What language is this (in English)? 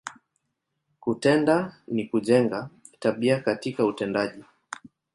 Swahili